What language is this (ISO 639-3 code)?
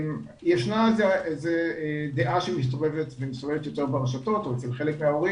heb